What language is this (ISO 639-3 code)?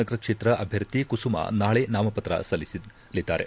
kan